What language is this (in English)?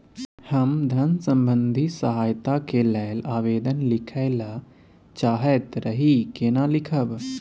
Maithili